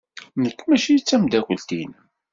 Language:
Kabyle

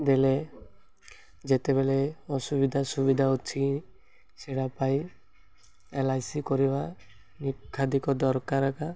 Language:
Odia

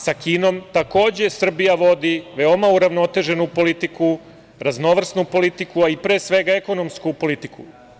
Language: Serbian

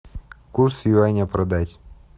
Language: Russian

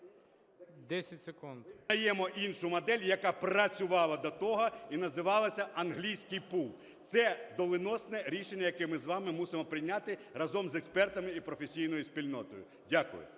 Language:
Ukrainian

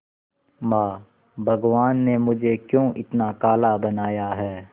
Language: Hindi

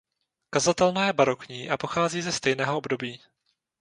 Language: Czech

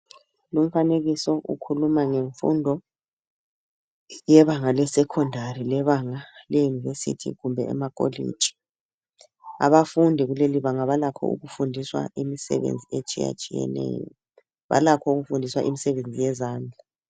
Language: North Ndebele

